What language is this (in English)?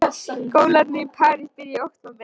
Icelandic